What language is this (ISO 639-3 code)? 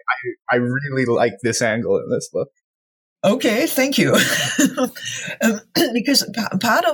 eng